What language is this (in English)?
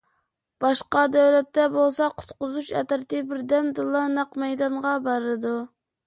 Uyghur